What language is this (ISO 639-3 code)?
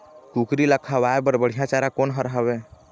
hne